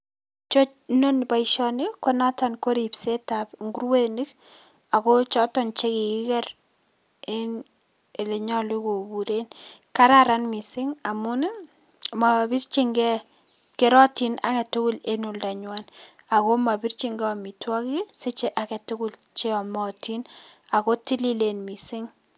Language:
Kalenjin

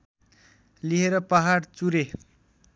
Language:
Nepali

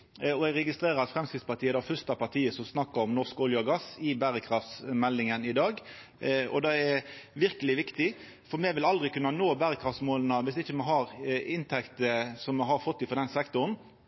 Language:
Norwegian Nynorsk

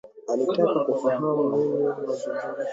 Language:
Swahili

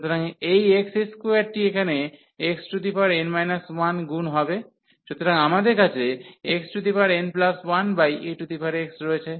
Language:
Bangla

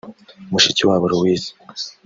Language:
Kinyarwanda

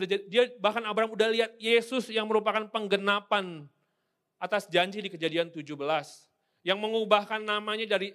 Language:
Indonesian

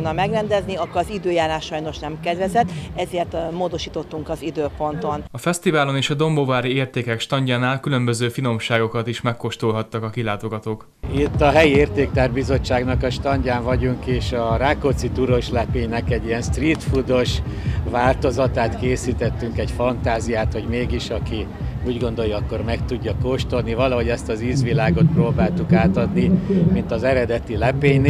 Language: Hungarian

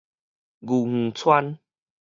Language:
Min Nan Chinese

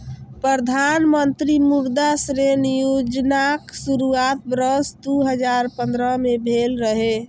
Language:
Maithili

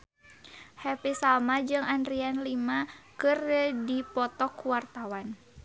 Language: Sundanese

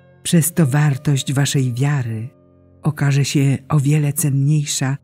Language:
Polish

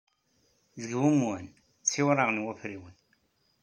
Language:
Kabyle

